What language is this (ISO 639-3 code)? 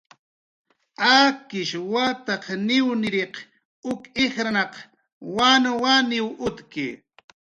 jqr